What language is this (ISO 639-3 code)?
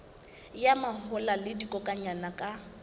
sot